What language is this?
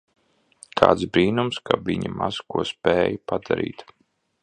Latvian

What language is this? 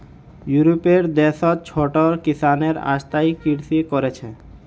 Magahi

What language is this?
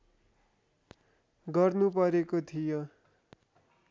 Nepali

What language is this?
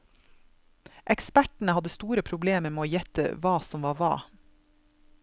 Norwegian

